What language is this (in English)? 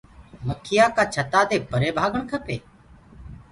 Gurgula